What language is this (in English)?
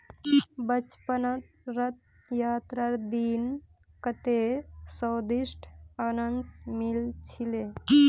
Magahi